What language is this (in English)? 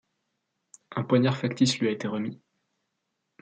French